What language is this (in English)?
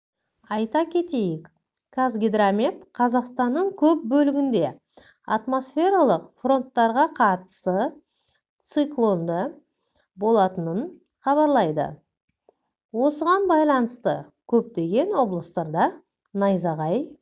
Kazakh